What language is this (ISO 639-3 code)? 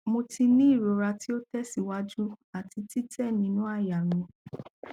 yor